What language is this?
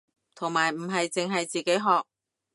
Cantonese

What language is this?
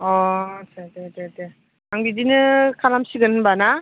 Bodo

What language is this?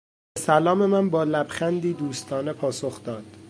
Persian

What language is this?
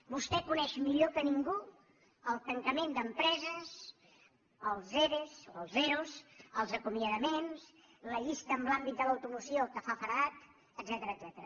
Catalan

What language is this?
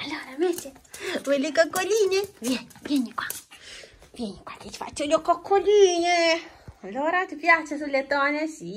Italian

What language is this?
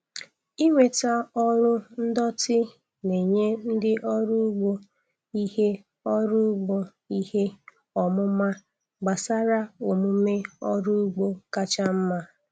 Igbo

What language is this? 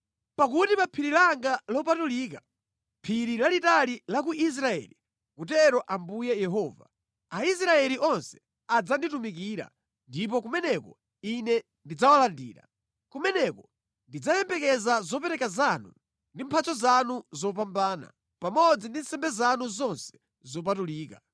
Nyanja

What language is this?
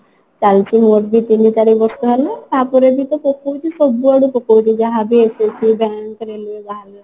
Odia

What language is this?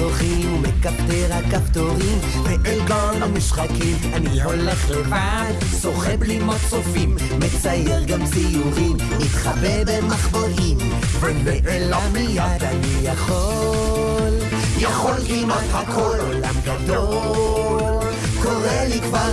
Hebrew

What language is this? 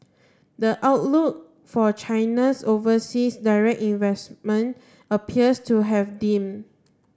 English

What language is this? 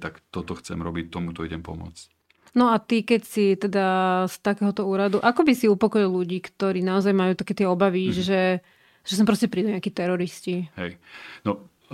Slovak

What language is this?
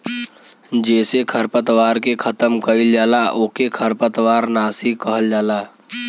Bhojpuri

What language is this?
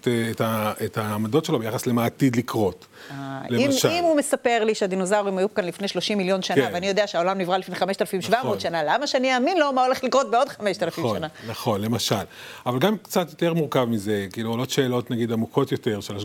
Hebrew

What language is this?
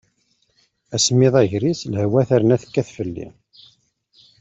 Kabyle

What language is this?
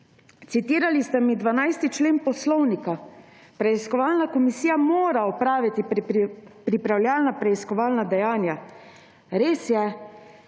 Slovenian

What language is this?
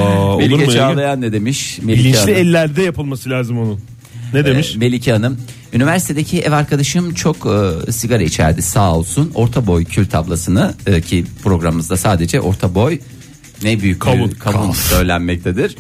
Turkish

